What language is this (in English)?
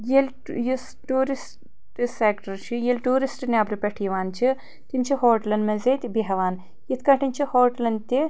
Kashmiri